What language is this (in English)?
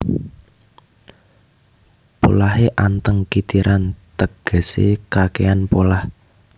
Javanese